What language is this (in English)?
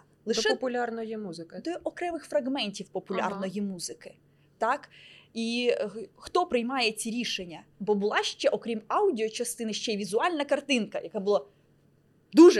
Ukrainian